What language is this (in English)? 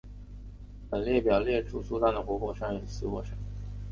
Chinese